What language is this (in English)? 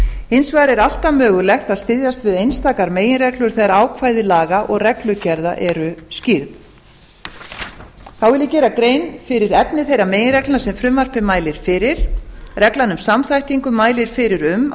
Icelandic